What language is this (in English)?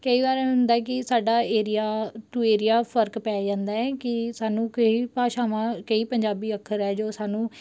Punjabi